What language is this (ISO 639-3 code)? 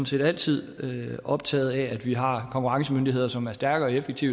dan